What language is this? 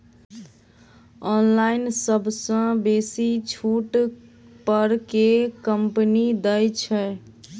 Maithili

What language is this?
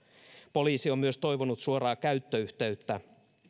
Finnish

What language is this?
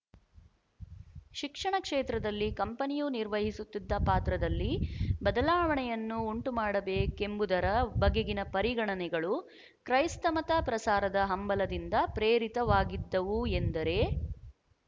Kannada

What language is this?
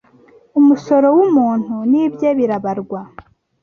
Kinyarwanda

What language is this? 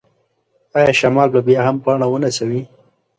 Pashto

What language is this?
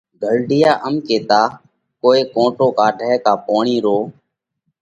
Parkari Koli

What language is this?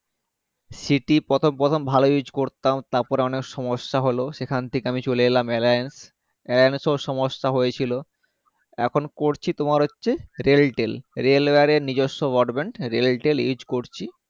Bangla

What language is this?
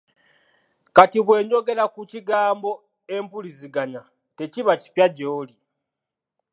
Ganda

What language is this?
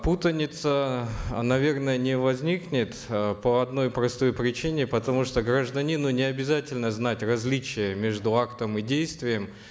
Kazakh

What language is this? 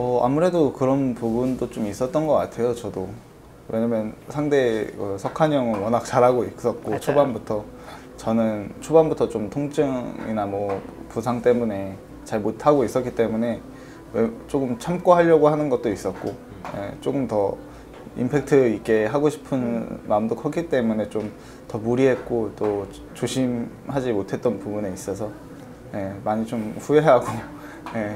Korean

